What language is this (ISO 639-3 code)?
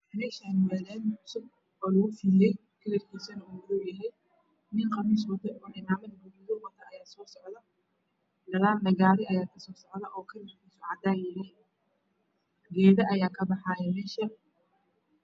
som